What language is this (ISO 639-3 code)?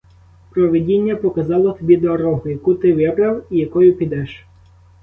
ukr